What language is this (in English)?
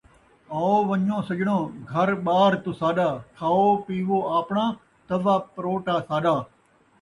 Saraiki